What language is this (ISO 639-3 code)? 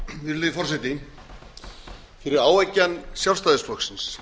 isl